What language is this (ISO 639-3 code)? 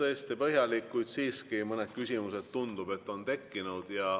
est